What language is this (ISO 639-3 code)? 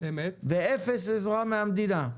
heb